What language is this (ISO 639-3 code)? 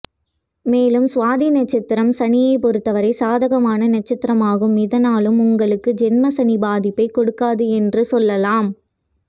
tam